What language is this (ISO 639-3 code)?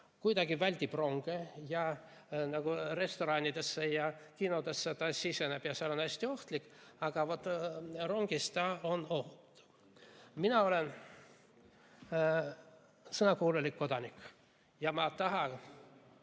est